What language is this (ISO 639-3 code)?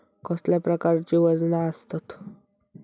mar